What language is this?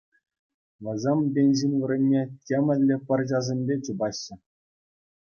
Chuvash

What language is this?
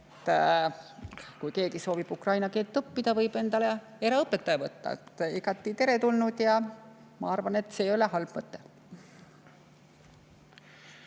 Estonian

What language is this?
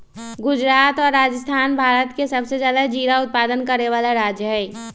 Magahi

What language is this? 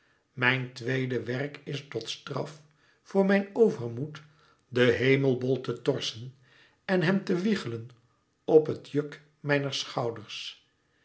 Dutch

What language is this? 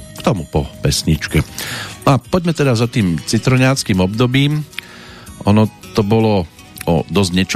Slovak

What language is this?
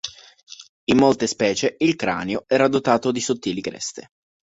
Italian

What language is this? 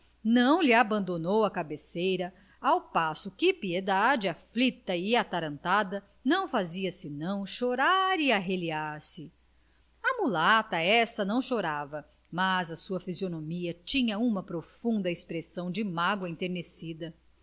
Portuguese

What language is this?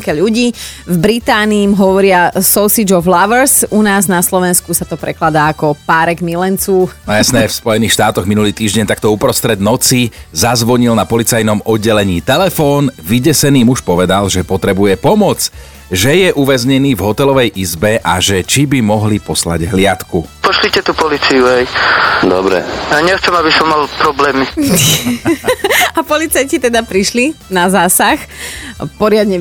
Slovak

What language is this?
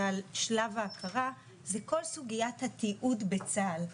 Hebrew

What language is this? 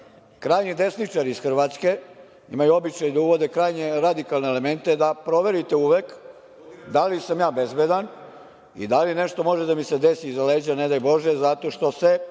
Serbian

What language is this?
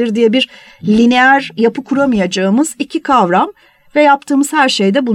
Turkish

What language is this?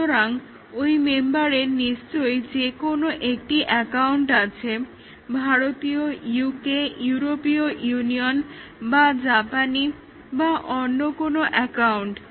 Bangla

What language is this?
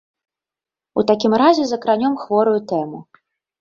Belarusian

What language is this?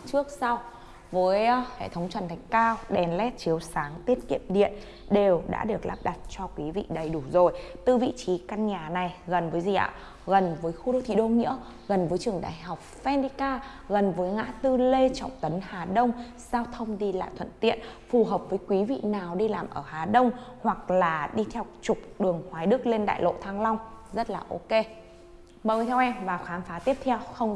Vietnamese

